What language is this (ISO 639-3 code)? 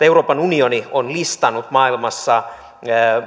fin